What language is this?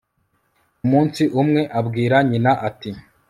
Kinyarwanda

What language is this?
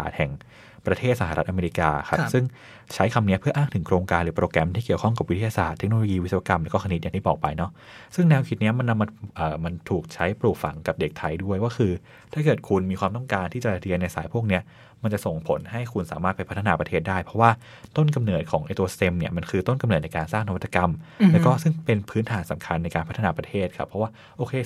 Thai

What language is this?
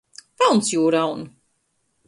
Latgalian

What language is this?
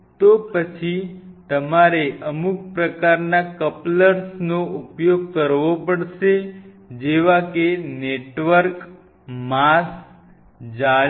Gujarati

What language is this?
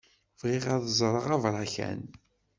Kabyle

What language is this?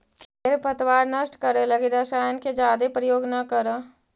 Magahi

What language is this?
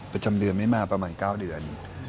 Thai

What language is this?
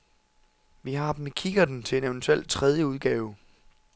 Danish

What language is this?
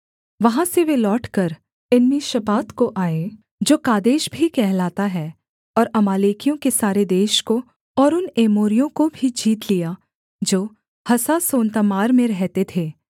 Hindi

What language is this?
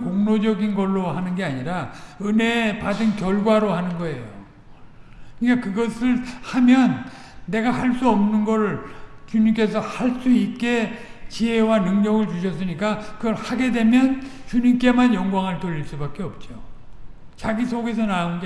Korean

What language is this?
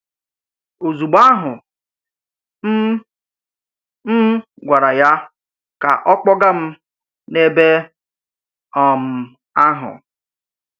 Igbo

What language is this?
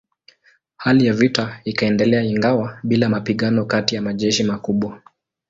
Swahili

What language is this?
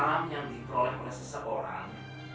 Indonesian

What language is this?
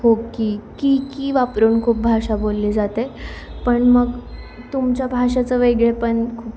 Marathi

